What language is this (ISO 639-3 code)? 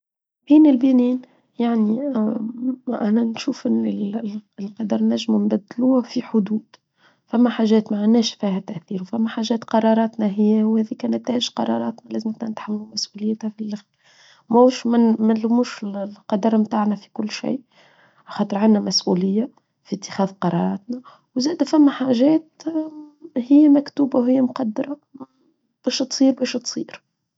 aeb